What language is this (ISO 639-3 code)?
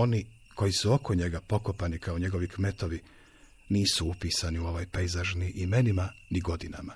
hrv